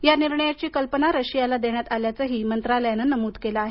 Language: Marathi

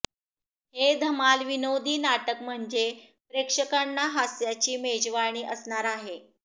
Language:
Marathi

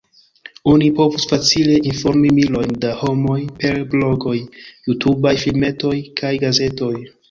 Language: Esperanto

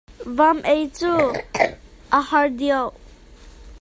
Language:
Hakha Chin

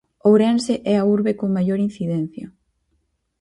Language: Galician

